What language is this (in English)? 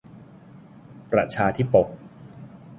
Thai